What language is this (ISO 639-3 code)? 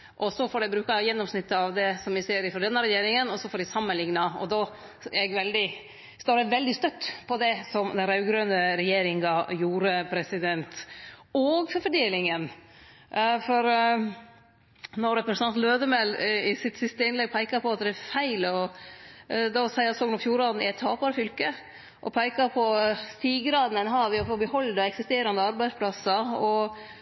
nno